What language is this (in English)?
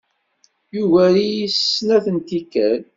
Kabyle